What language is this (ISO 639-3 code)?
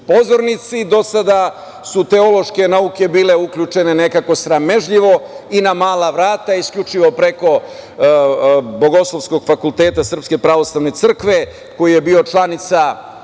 srp